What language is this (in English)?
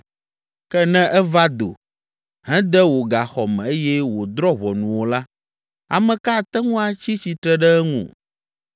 Ewe